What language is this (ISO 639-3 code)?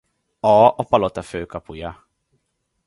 hun